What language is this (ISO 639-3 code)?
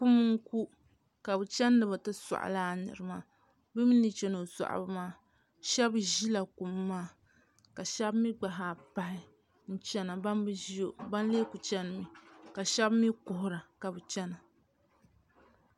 dag